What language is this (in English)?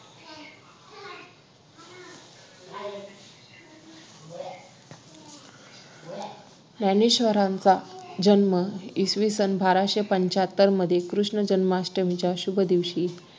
Marathi